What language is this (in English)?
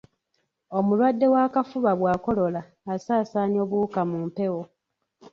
Ganda